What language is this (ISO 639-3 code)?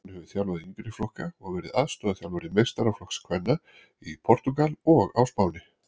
isl